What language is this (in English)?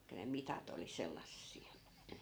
Finnish